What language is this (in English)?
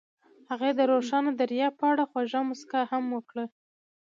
Pashto